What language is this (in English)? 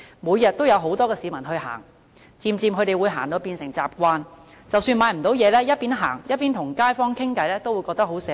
Cantonese